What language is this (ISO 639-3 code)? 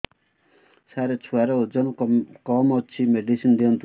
ori